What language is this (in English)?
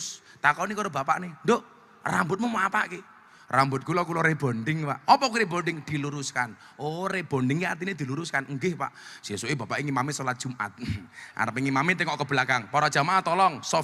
Indonesian